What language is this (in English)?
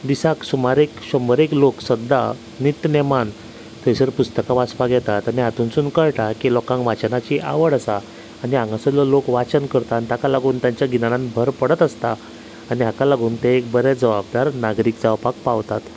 Konkani